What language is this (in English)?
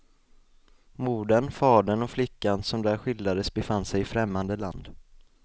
Swedish